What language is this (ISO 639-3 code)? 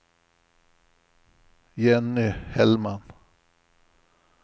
swe